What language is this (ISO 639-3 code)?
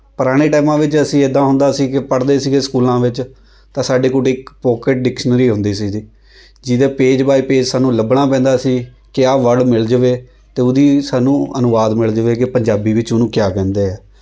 pan